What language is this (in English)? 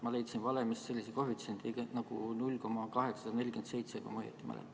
Estonian